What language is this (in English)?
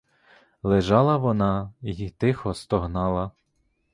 Ukrainian